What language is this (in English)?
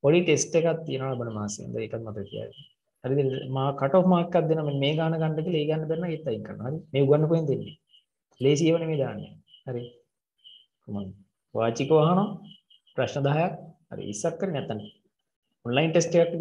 English